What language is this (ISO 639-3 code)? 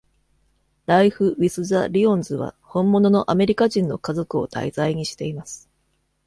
jpn